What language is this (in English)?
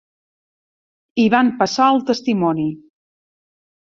Catalan